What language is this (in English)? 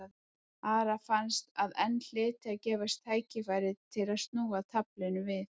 Icelandic